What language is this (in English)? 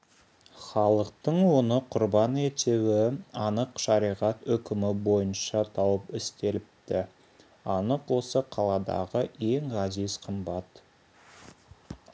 Kazakh